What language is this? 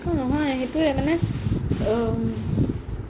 Assamese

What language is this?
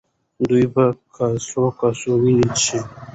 Pashto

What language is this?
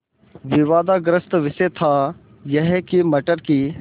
Hindi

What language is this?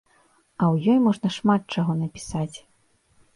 Belarusian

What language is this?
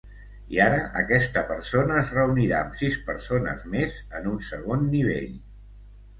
Catalan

